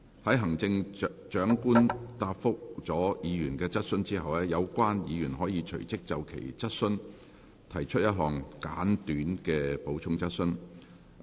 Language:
Cantonese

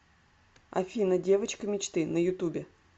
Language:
Russian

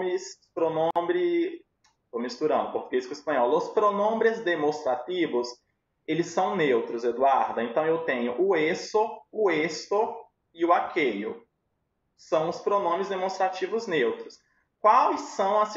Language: Portuguese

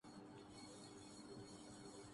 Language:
Urdu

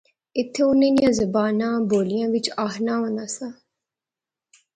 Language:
Pahari-Potwari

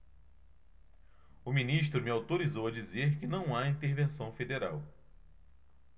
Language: Portuguese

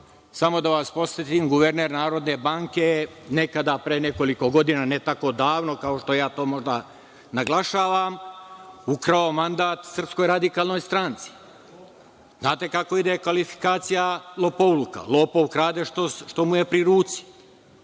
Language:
Serbian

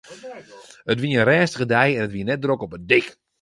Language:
Western Frisian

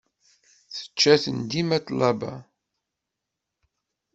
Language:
Kabyle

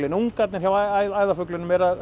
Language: Icelandic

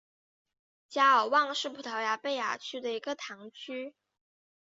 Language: Chinese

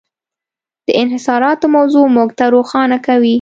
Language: Pashto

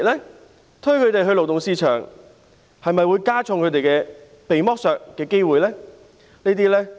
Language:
Cantonese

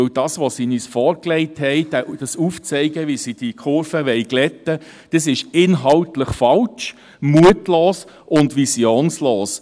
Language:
Swiss German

